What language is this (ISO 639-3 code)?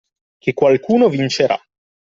ita